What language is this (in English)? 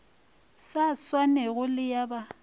Northern Sotho